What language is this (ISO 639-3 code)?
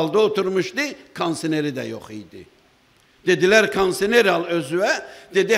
tur